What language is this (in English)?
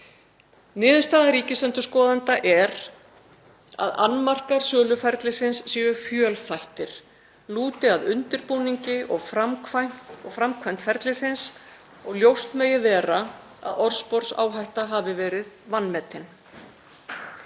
Icelandic